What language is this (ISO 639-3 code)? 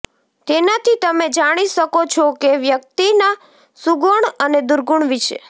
guj